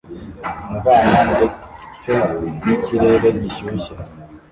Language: Kinyarwanda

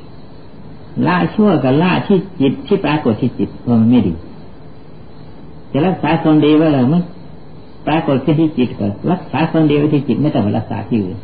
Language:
Thai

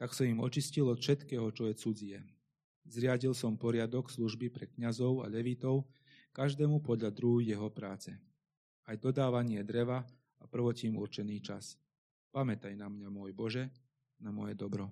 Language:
Slovak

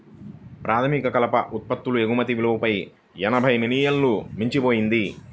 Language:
Telugu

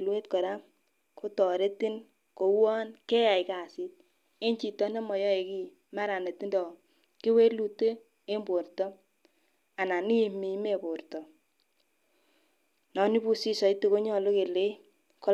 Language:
Kalenjin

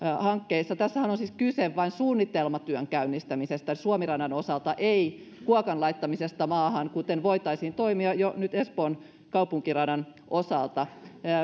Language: Finnish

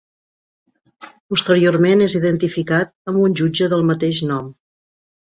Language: Catalan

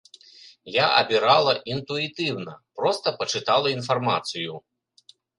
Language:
Belarusian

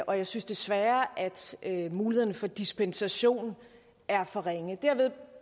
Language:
Danish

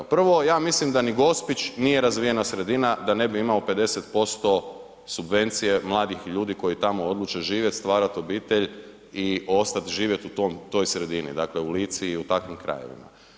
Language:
Croatian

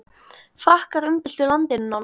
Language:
Icelandic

